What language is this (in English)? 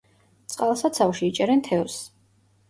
Georgian